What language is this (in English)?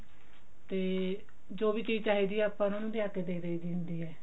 Punjabi